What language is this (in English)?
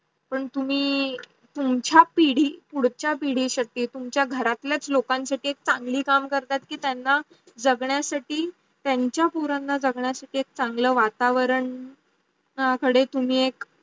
Marathi